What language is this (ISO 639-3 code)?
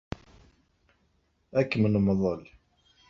kab